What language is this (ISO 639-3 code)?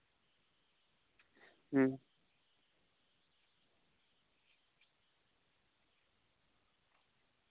sat